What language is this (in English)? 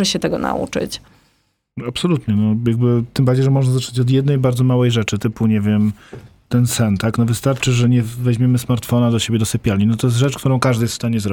Polish